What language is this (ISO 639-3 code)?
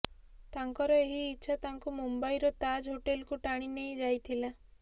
ori